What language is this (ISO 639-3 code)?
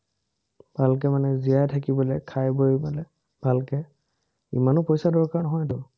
asm